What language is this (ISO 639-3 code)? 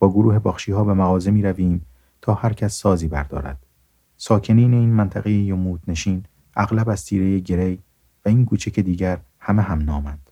fas